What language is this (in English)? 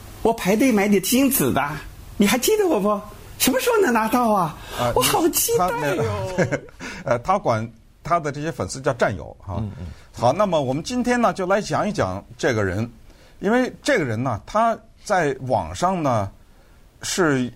Chinese